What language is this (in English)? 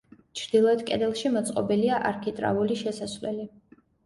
Georgian